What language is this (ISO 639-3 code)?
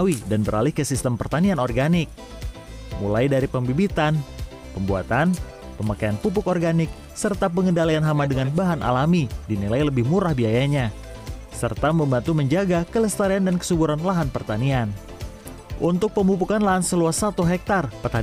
ind